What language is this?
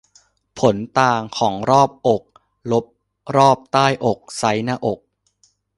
Thai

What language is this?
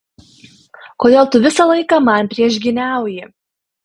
Lithuanian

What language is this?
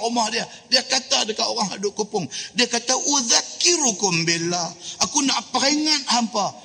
Malay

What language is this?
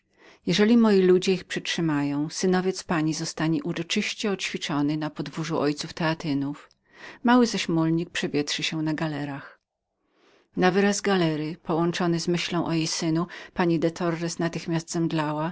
Polish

